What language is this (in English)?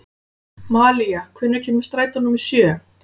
Icelandic